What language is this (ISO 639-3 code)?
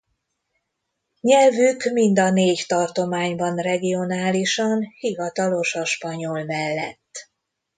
hun